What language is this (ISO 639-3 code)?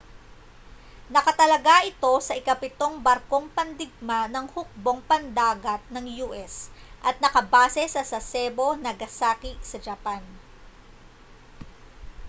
fil